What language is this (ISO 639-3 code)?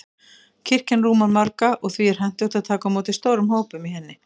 isl